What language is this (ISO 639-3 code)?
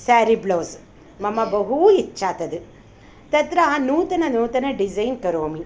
san